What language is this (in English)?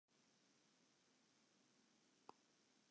Western Frisian